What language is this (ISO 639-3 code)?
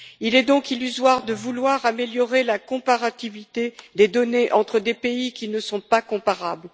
fra